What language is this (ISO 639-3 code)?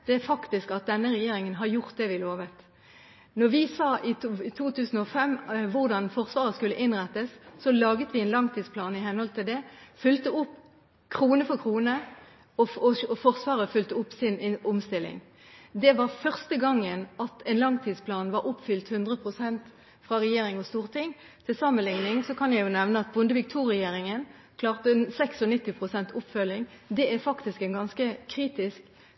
nob